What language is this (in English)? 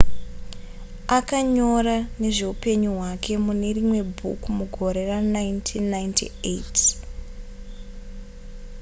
Shona